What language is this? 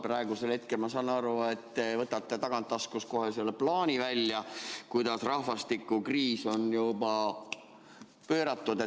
Estonian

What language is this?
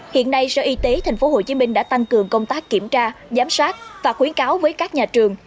Vietnamese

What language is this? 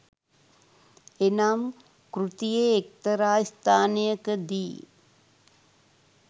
Sinhala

